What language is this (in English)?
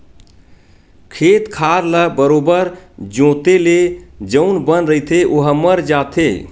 Chhattisgarhi